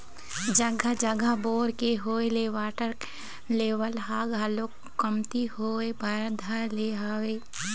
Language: Chhattisgarhi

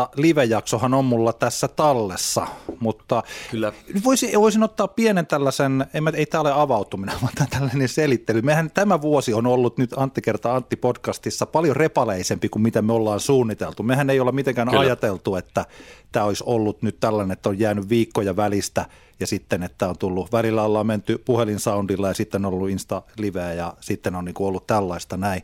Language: Finnish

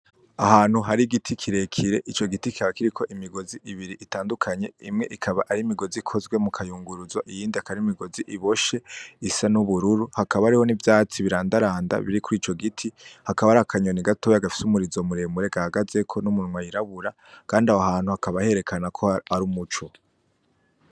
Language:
Rundi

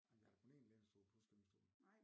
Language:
Danish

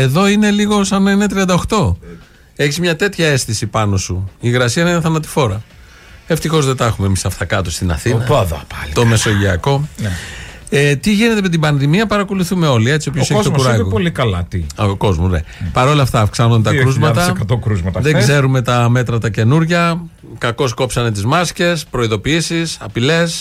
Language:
Greek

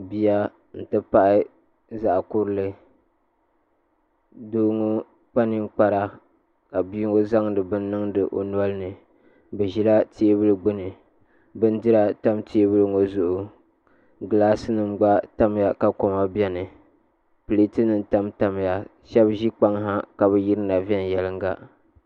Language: Dagbani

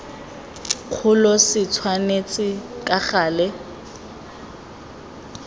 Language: Tswana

